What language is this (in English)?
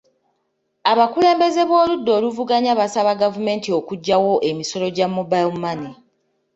Ganda